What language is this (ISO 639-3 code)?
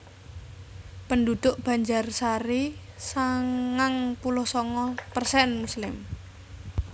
jav